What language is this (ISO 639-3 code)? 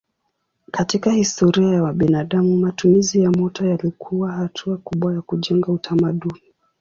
swa